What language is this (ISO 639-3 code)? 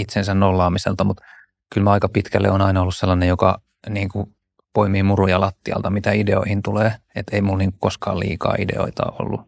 fin